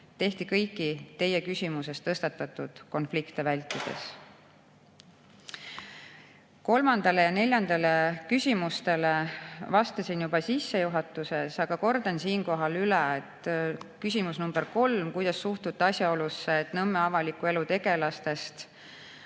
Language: Estonian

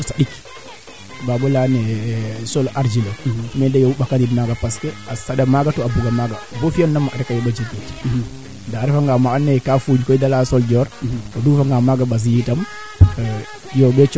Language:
Serer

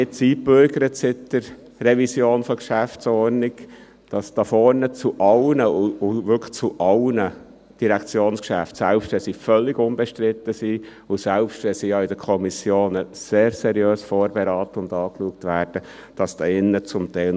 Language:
Swiss German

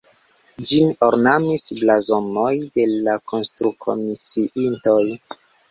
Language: Esperanto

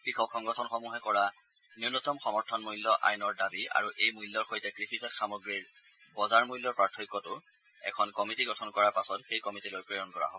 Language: Assamese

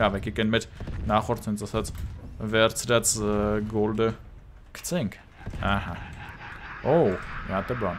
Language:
German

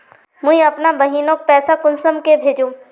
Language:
Magahi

